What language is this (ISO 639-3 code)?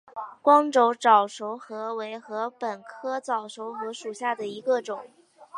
zho